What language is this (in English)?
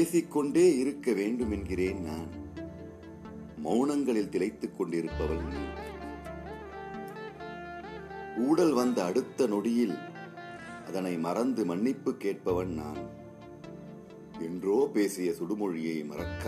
Tamil